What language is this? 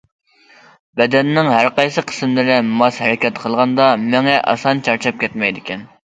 Uyghur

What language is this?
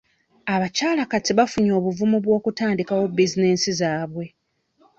Ganda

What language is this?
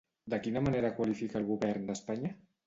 Catalan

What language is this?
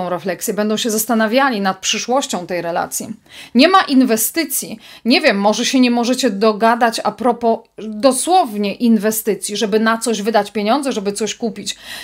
Polish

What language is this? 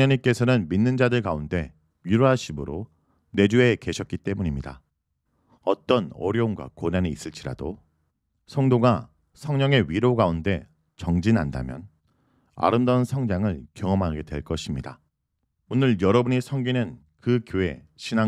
Korean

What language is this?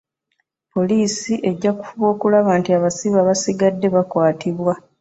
Ganda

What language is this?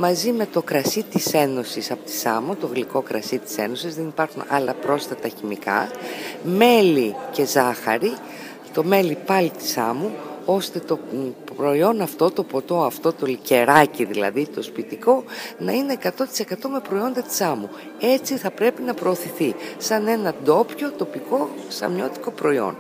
Greek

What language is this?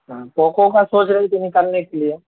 Urdu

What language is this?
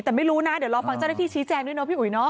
Thai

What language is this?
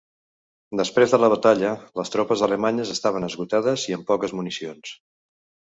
Catalan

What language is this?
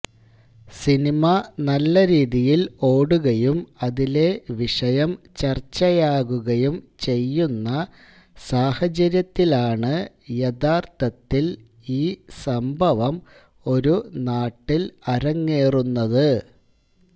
Malayalam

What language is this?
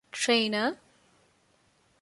Divehi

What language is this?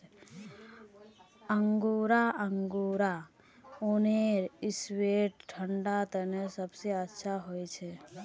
Magahi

